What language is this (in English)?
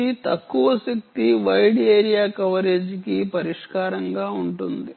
Telugu